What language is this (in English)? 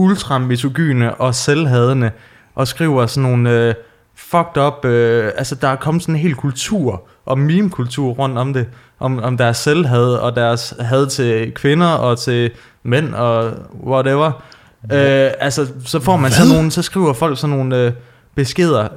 Danish